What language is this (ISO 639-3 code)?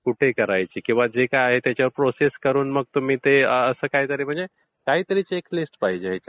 mar